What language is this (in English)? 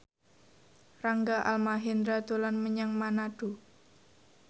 Javanese